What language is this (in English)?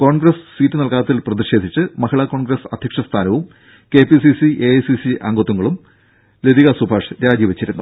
Malayalam